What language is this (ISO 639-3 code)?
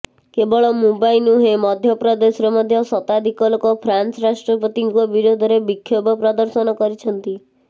ori